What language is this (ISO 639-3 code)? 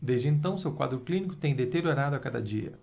por